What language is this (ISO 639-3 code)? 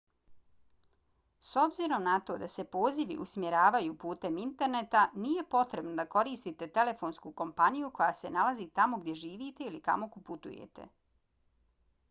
bos